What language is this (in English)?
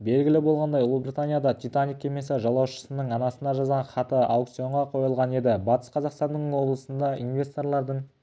Kazakh